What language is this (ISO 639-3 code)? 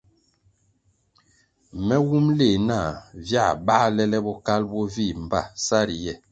nmg